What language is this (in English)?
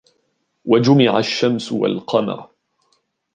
Arabic